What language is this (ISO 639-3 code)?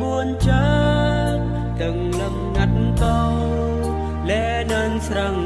ind